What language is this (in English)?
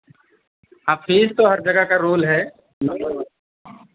Hindi